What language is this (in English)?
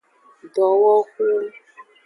Aja (Benin)